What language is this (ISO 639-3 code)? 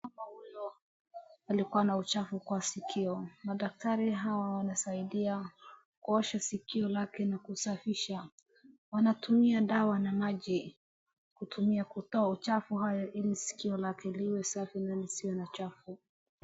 swa